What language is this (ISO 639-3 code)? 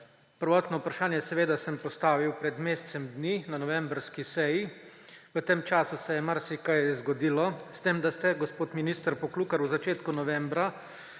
slv